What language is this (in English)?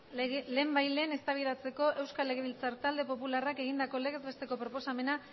Basque